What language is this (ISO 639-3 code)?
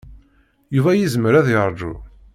kab